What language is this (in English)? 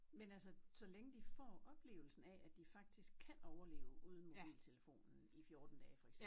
Danish